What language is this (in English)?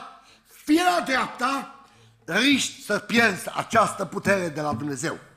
Romanian